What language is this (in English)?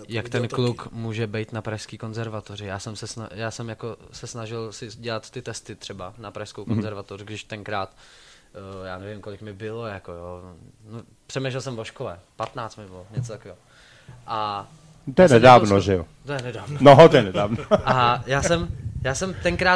Czech